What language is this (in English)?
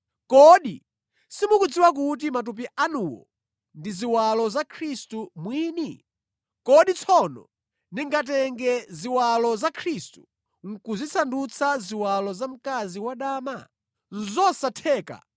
Nyanja